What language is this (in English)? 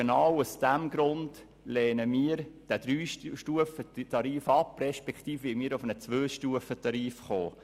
Swiss German